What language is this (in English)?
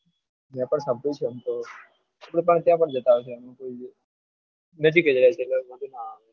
Gujarati